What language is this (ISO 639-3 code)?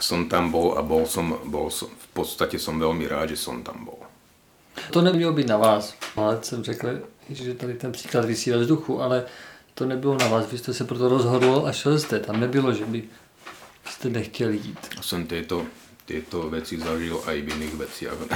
ces